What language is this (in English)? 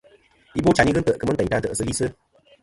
Kom